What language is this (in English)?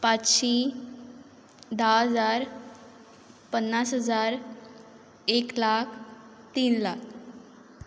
Konkani